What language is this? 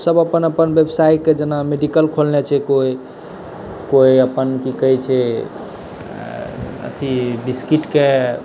Maithili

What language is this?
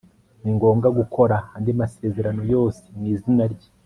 Kinyarwanda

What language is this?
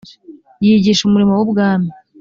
Kinyarwanda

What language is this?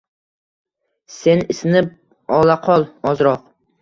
Uzbek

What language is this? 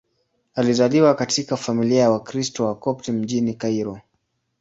Swahili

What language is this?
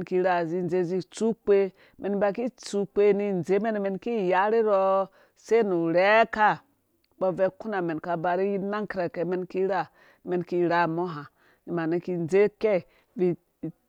Dũya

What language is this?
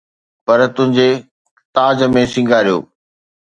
Sindhi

